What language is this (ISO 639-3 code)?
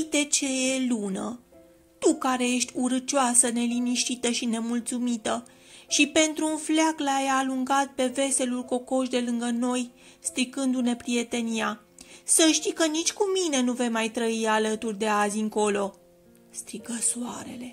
ron